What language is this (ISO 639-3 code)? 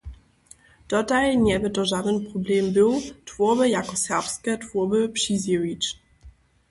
hsb